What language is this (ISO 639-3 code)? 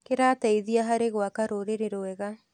kik